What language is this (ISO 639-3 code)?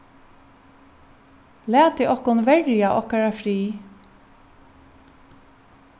fao